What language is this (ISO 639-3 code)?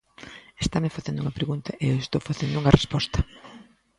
glg